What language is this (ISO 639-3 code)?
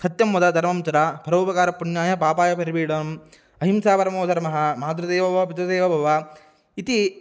san